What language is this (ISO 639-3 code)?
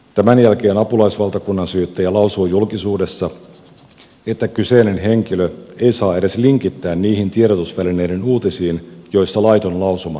fin